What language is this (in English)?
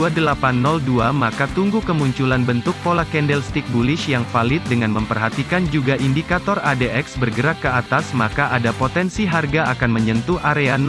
Indonesian